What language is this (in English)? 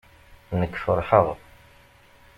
Kabyle